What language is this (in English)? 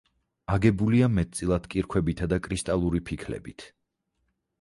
Georgian